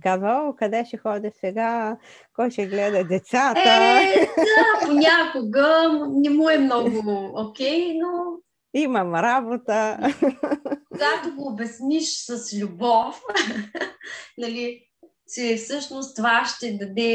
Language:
Bulgarian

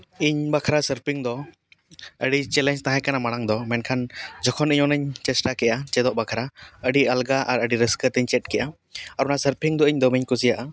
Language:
Santali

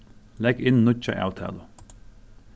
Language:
Faroese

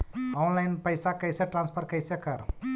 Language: Magahi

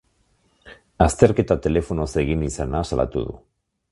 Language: Basque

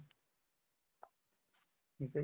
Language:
Punjabi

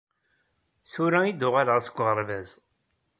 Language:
Kabyle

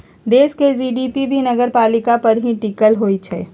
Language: Magahi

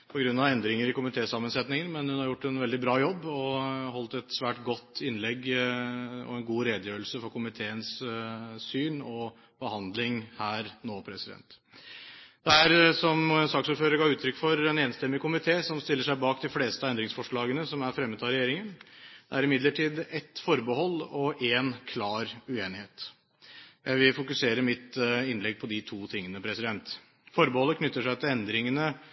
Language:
Norwegian Bokmål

